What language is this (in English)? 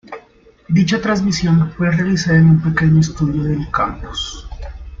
Spanish